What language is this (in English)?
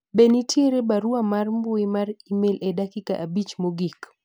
Luo (Kenya and Tanzania)